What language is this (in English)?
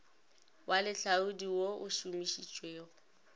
Northern Sotho